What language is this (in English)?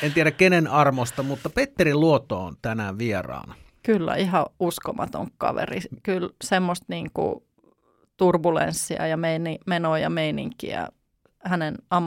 Finnish